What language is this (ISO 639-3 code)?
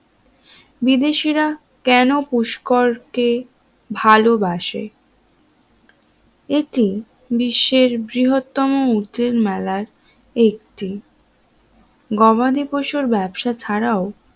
ben